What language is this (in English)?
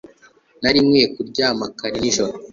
Kinyarwanda